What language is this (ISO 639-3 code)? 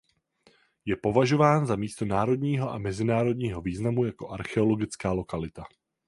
ces